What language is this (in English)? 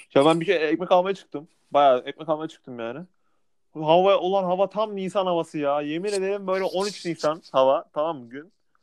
Turkish